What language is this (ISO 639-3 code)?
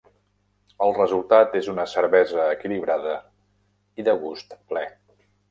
cat